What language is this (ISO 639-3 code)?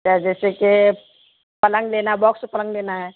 urd